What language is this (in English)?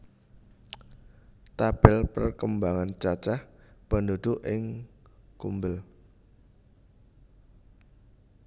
Javanese